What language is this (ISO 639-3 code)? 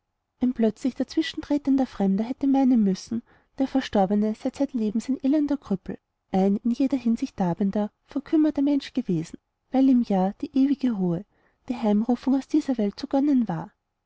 deu